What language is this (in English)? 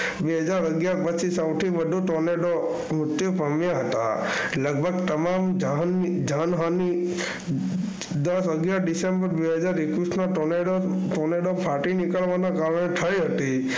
Gujarati